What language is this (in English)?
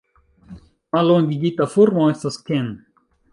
Esperanto